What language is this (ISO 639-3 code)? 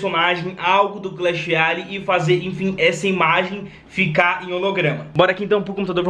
por